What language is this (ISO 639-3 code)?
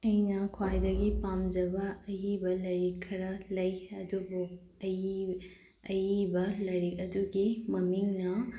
mni